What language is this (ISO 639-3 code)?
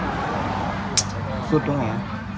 tha